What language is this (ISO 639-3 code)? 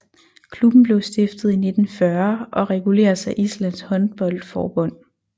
dan